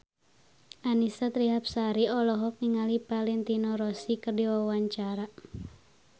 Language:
Sundanese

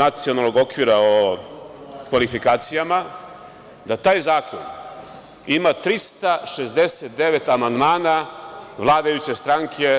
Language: Serbian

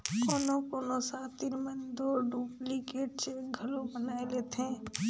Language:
Chhattisgarhi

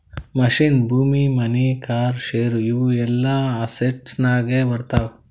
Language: Kannada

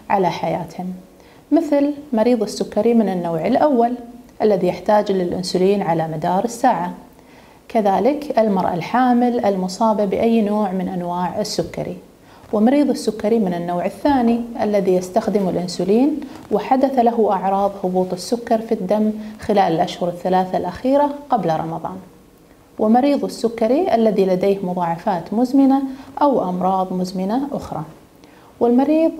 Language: Arabic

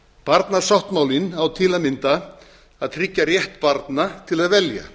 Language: Icelandic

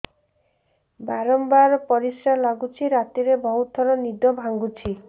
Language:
Odia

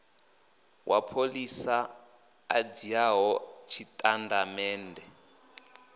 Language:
Venda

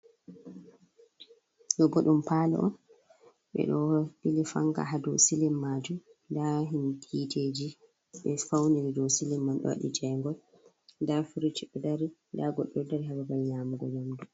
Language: Fula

